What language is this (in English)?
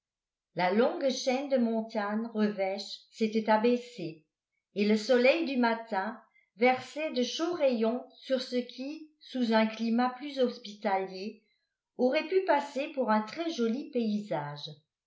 French